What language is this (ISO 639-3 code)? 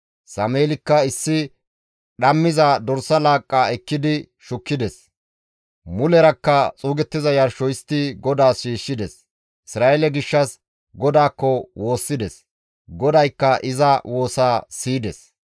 gmv